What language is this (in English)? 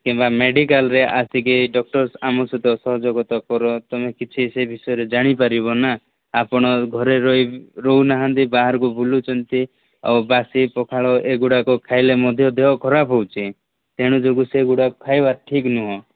Odia